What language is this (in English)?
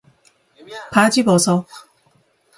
Korean